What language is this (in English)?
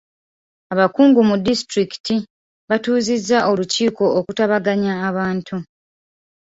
Ganda